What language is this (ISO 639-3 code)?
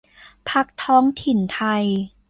tha